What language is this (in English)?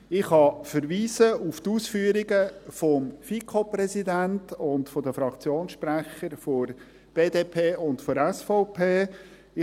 Swiss German